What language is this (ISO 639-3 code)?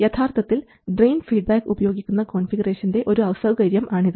mal